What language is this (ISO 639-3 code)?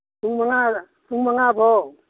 mni